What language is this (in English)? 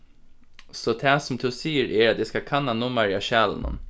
Faroese